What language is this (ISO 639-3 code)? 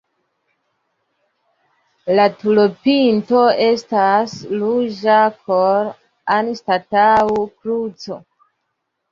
epo